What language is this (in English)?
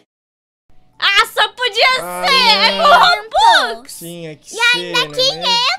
Portuguese